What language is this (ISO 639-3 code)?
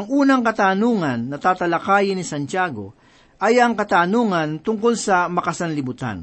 fil